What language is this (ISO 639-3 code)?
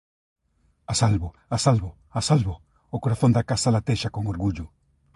glg